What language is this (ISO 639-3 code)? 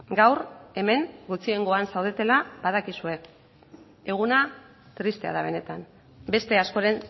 eus